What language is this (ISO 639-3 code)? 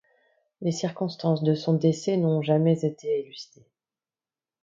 fra